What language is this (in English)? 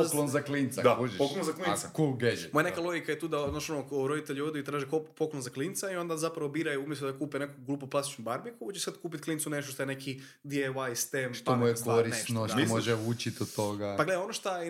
Croatian